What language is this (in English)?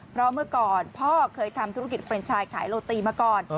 Thai